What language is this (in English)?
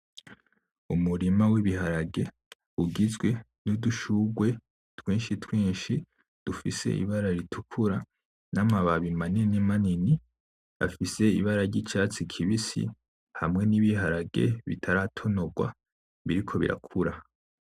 Rundi